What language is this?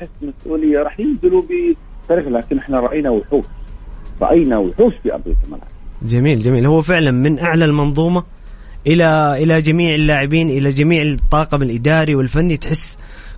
Arabic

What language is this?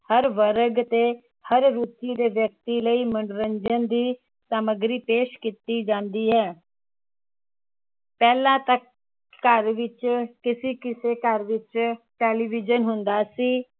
Punjabi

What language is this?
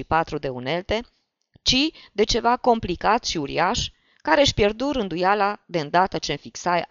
Romanian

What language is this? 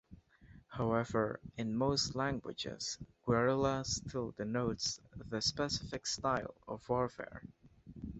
English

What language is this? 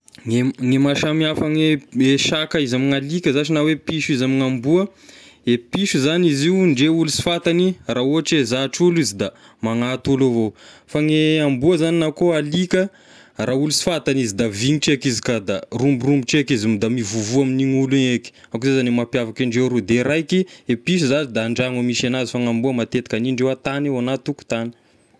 Tesaka Malagasy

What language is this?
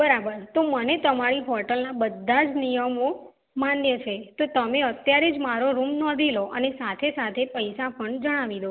Gujarati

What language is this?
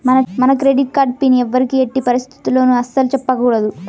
Telugu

